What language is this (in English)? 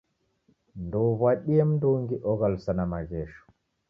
Taita